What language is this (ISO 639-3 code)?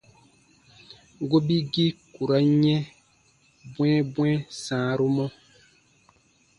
bba